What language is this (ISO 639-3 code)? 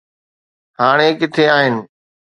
snd